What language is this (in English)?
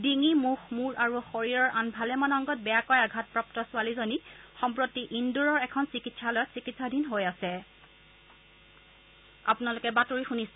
Assamese